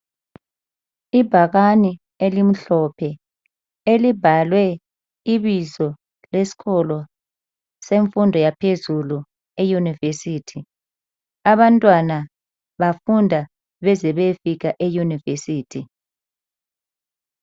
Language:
North Ndebele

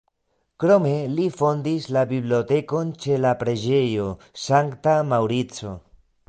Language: Esperanto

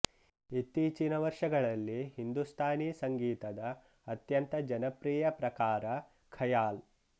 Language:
Kannada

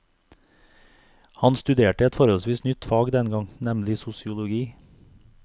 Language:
Norwegian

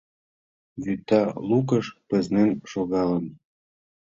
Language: Mari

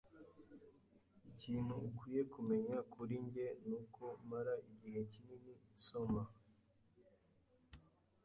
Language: Kinyarwanda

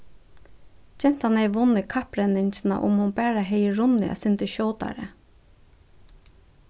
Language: Faroese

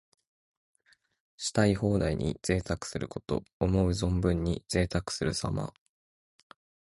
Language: Japanese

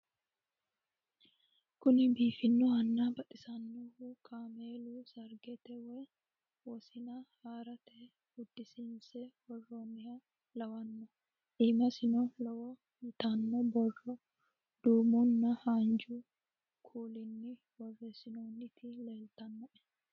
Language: Sidamo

